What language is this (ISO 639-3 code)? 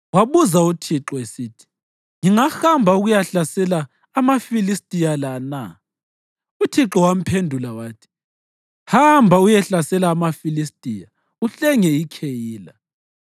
nde